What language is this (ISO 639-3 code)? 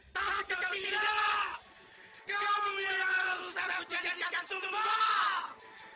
ind